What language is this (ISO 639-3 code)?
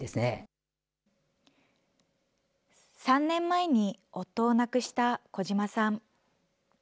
jpn